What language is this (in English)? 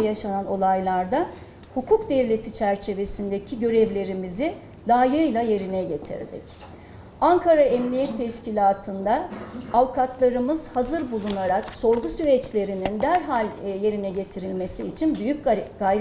Turkish